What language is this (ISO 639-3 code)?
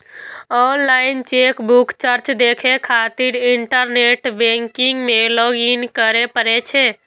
mai